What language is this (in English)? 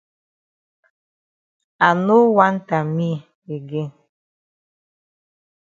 Cameroon Pidgin